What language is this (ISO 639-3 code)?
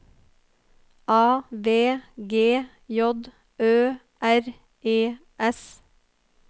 nor